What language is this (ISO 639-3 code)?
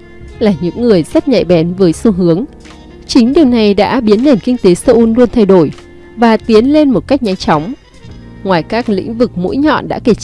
vie